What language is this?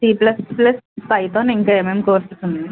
Telugu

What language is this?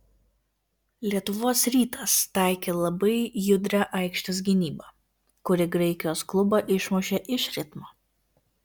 Lithuanian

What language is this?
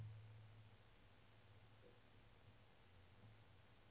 Swedish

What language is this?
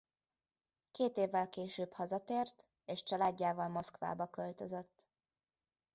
Hungarian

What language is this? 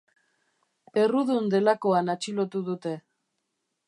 Basque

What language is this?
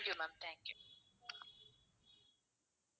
Tamil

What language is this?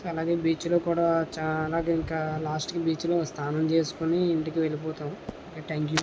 Telugu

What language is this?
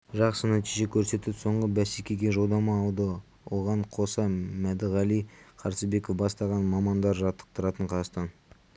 Kazakh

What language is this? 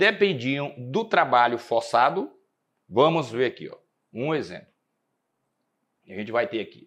Portuguese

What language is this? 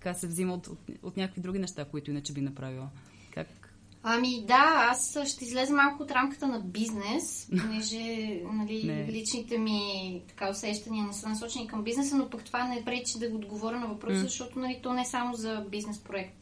Bulgarian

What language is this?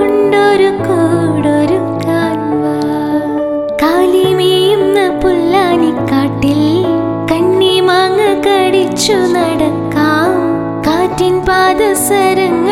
Malayalam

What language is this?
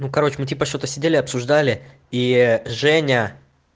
Russian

